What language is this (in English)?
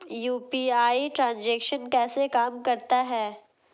Hindi